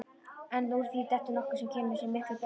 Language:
Icelandic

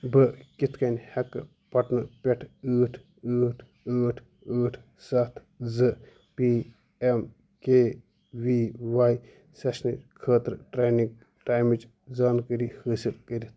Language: Kashmiri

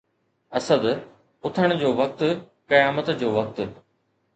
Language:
Sindhi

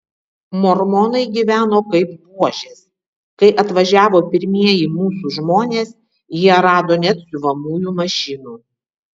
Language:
Lithuanian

